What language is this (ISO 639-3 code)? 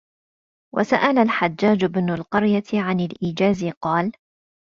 ara